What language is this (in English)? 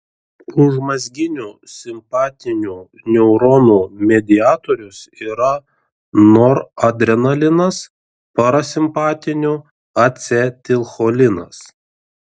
Lithuanian